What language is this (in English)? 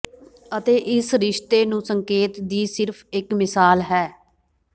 Punjabi